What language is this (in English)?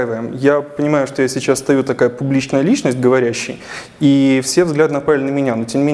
Russian